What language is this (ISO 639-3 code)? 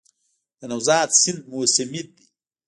pus